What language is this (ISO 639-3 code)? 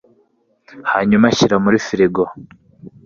kin